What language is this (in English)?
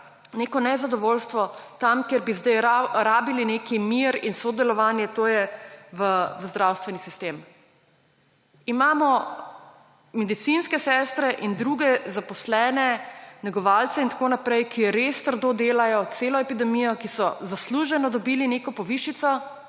Slovenian